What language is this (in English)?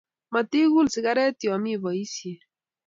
Kalenjin